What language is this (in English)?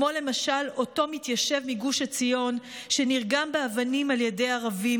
Hebrew